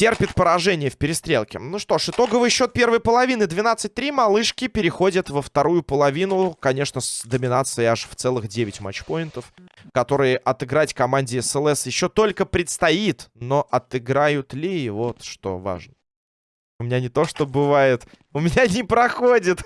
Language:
Russian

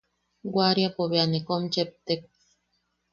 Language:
Yaqui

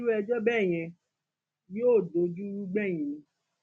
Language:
Yoruba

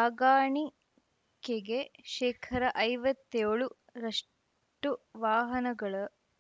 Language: Kannada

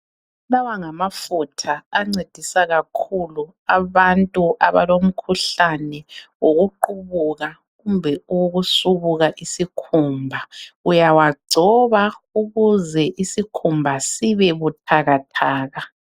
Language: North Ndebele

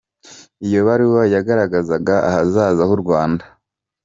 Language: Kinyarwanda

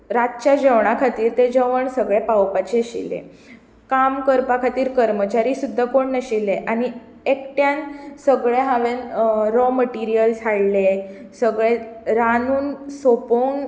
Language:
Konkani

